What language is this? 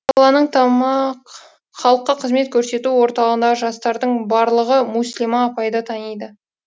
Kazakh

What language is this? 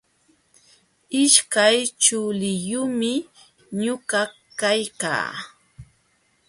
Jauja Wanca Quechua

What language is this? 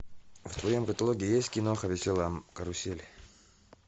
Russian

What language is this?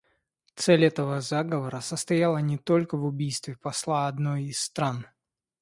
Russian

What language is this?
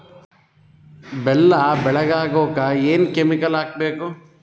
Kannada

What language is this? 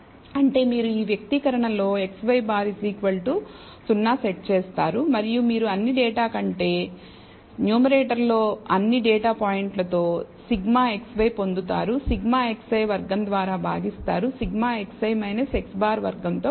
Telugu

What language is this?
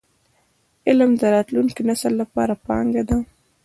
Pashto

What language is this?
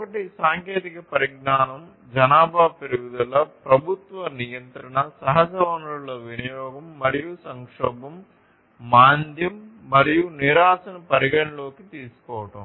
Telugu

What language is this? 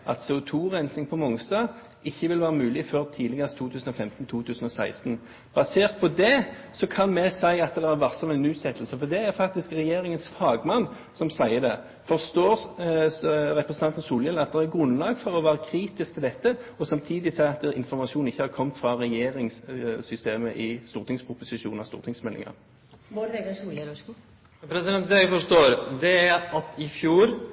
Norwegian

